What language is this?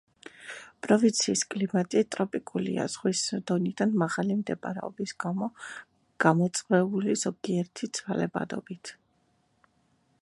Georgian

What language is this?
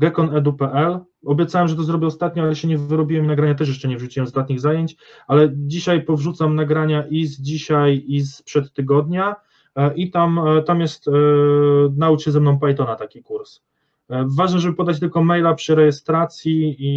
Polish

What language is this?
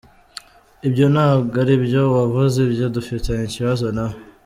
Kinyarwanda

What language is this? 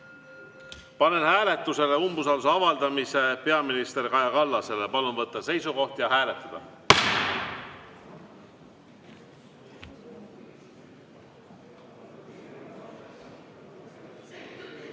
Estonian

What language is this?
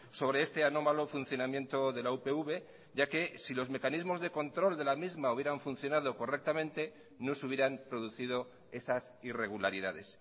Spanish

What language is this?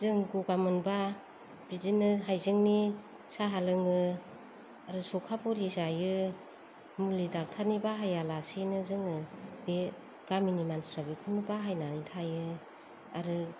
Bodo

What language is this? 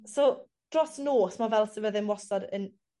Welsh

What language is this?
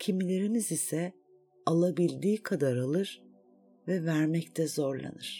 Turkish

